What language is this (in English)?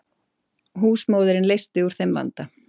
Icelandic